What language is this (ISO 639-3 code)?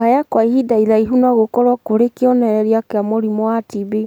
kik